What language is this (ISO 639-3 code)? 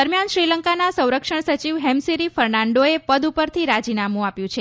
guj